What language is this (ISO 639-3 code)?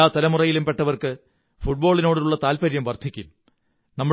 mal